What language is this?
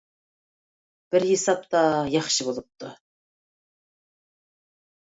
Uyghur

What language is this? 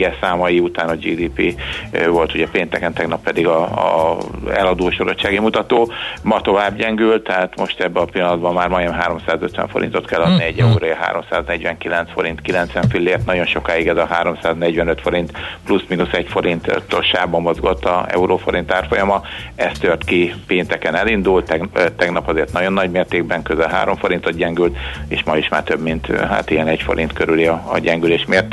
Hungarian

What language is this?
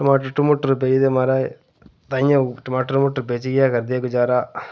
Dogri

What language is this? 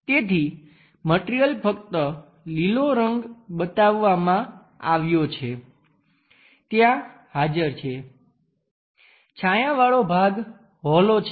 Gujarati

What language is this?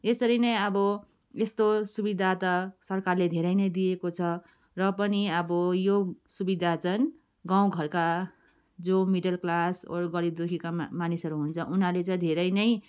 Nepali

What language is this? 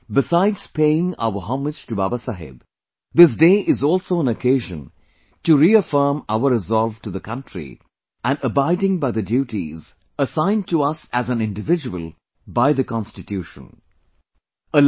English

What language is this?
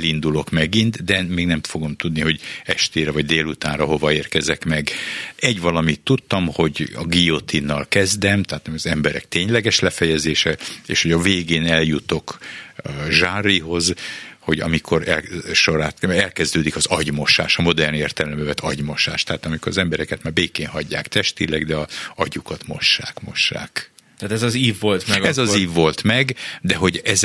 Hungarian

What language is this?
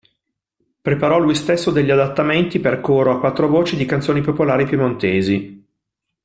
Italian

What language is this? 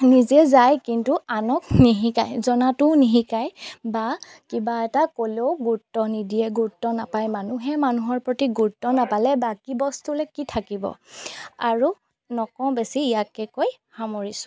Assamese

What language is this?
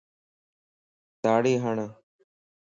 Lasi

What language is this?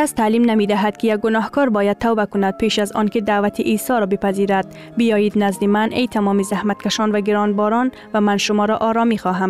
Persian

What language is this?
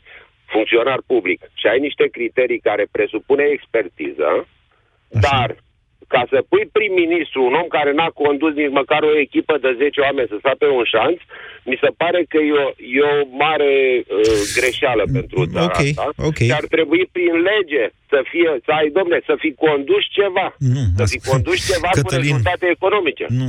Romanian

